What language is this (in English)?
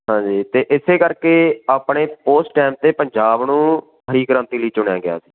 Punjabi